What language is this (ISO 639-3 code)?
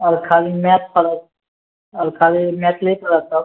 mai